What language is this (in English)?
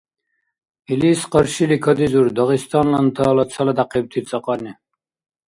Dargwa